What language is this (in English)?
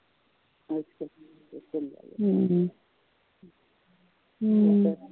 Punjabi